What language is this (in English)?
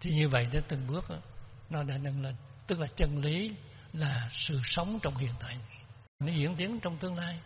Vietnamese